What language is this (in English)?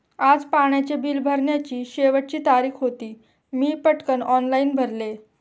Marathi